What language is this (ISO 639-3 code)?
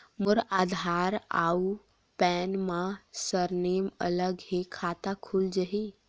hne